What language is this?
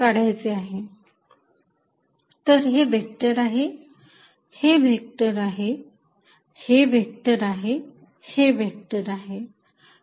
Marathi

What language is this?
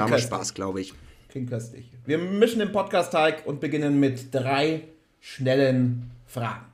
German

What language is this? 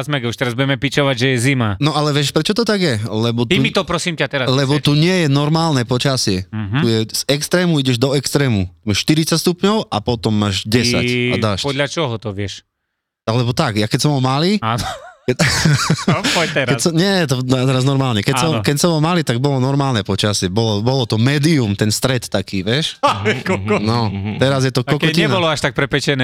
Slovak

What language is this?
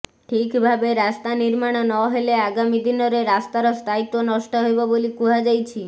Odia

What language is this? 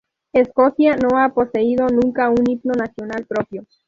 Spanish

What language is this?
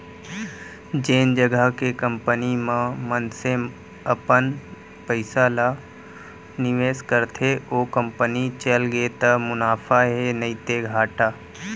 Chhattisgarhi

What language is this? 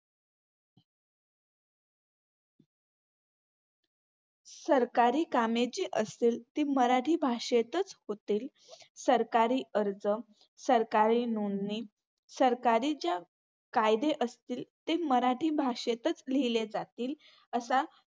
Marathi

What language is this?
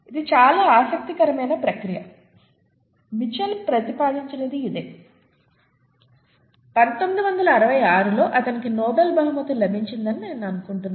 Telugu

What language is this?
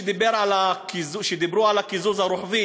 Hebrew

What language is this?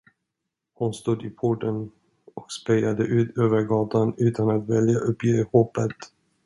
Swedish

